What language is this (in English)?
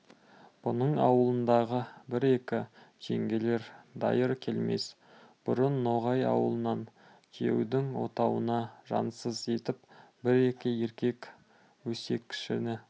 Kazakh